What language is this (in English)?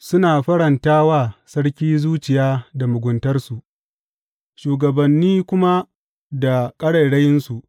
Hausa